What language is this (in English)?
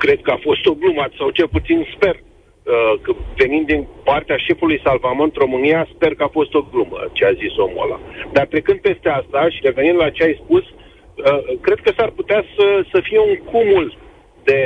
Romanian